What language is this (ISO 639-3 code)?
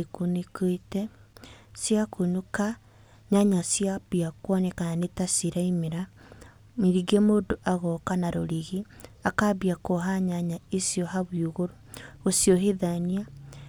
kik